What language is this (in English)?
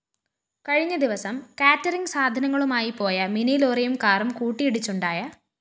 Malayalam